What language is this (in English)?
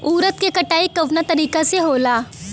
Bhojpuri